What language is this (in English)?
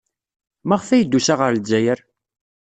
Kabyle